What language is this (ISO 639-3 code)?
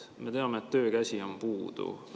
est